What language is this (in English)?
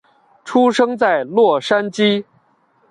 Chinese